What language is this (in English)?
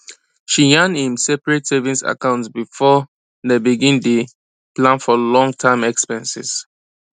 Nigerian Pidgin